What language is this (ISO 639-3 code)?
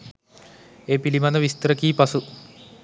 sin